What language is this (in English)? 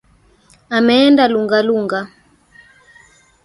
Swahili